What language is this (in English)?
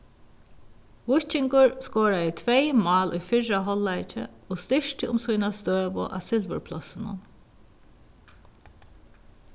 Faroese